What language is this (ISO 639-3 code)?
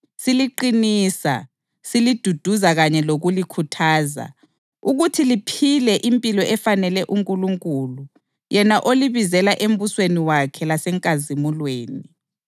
nde